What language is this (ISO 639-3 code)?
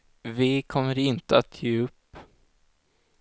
swe